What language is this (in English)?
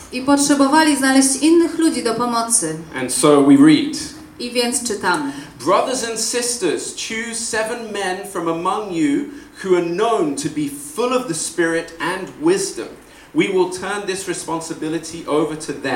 Polish